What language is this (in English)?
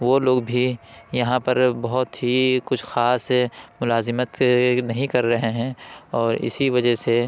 Urdu